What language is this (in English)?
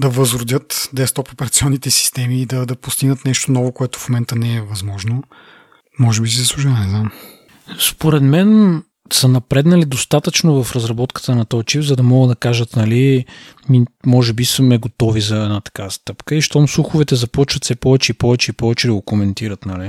Bulgarian